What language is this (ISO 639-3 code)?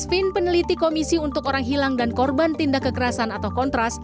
ind